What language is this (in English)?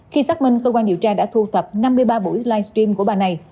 Vietnamese